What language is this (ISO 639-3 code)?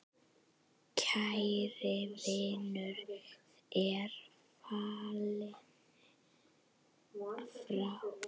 isl